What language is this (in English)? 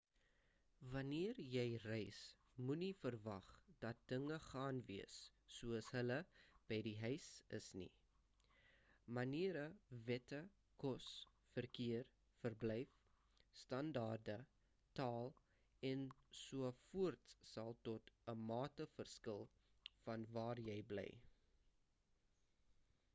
Afrikaans